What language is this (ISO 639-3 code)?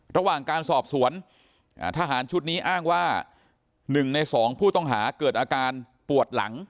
tha